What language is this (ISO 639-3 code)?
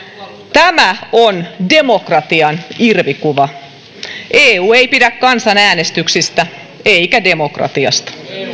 fin